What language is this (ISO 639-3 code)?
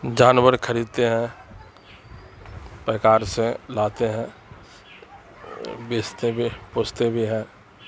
urd